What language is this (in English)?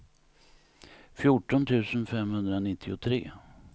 Swedish